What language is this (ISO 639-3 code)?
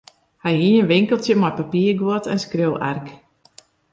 fry